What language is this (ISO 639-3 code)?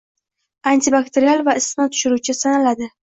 uzb